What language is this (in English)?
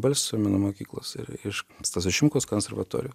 Lithuanian